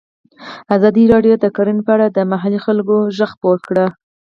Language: Pashto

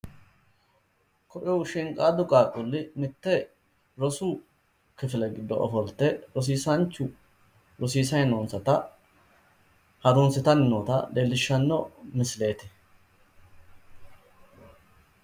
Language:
Sidamo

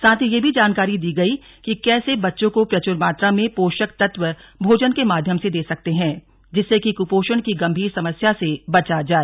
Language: Hindi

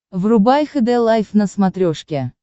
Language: Russian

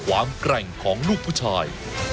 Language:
Thai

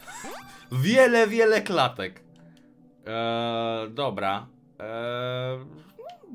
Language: Polish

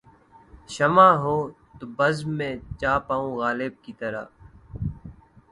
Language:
Urdu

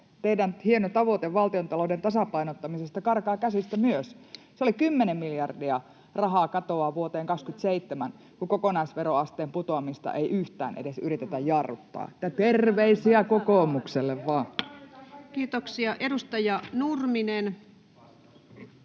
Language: Finnish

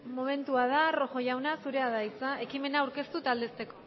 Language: Basque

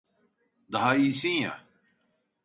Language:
Turkish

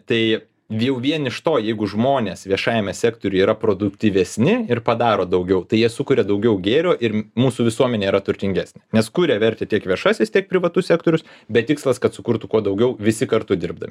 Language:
Lithuanian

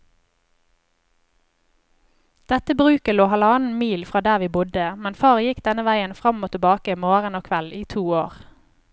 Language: Norwegian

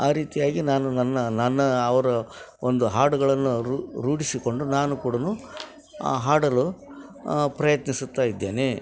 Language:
Kannada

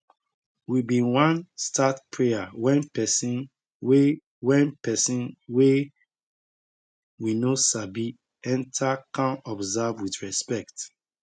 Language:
Nigerian Pidgin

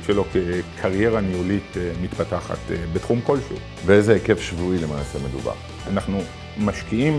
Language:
Hebrew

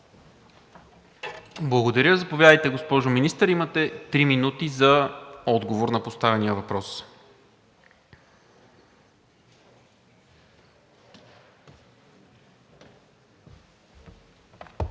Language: Bulgarian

